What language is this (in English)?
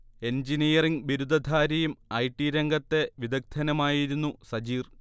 Malayalam